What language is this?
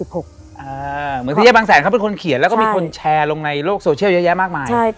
Thai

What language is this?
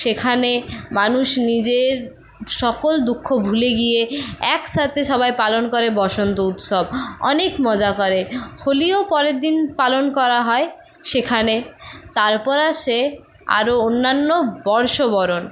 Bangla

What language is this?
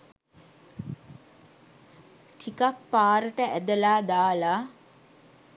Sinhala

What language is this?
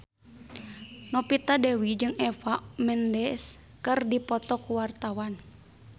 Sundanese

